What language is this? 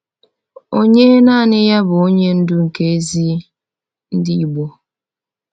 Igbo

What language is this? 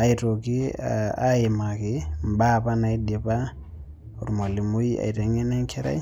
Masai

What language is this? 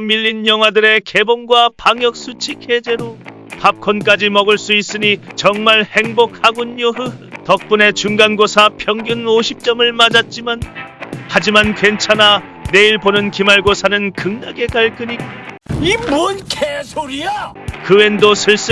Korean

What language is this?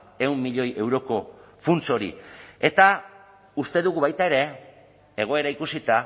Basque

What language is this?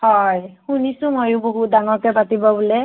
Assamese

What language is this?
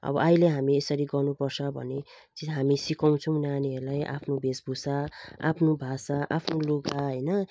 Nepali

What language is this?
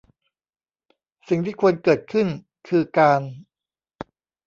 Thai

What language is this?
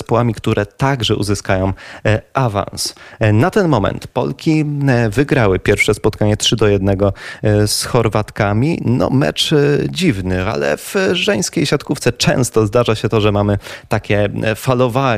Polish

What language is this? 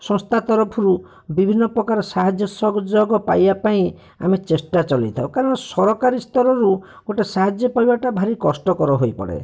Odia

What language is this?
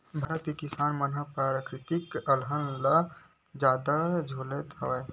Chhattisgarhi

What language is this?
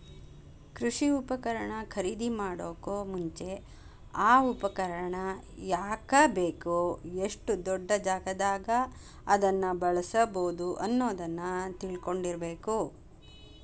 Kannada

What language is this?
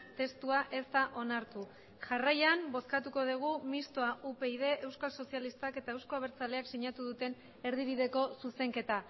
Basque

